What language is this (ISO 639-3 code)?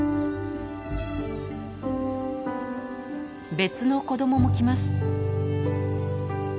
jpn